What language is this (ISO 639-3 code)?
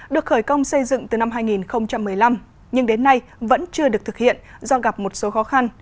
vie